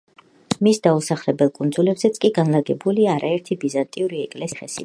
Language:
Georgian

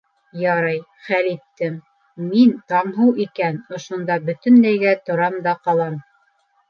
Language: Bashkir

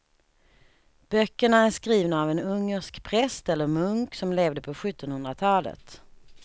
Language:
Swedish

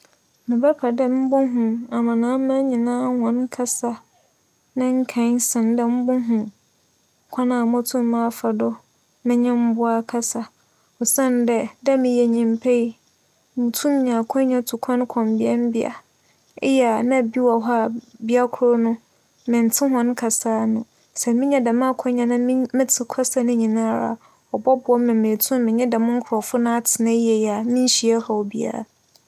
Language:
Akan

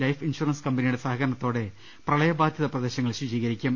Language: Malayalam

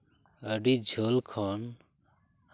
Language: Santali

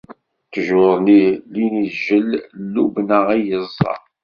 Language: Kabyle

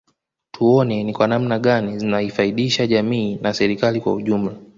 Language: Swahili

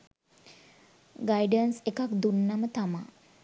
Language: Sinhala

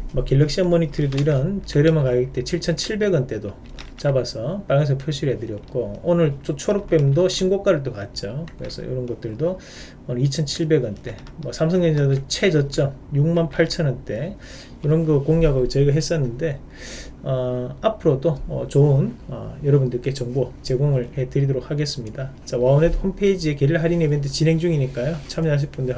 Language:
Korean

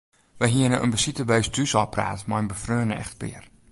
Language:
Western Frisian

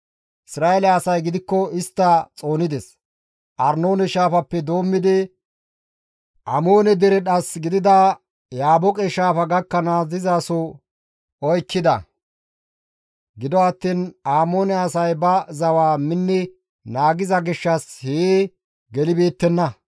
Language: Gamo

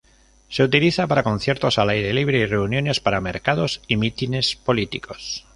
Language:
Spanish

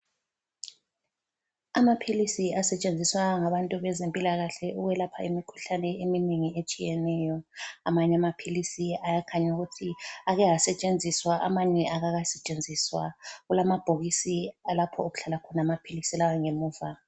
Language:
North Ndebele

